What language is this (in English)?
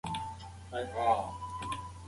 Pashto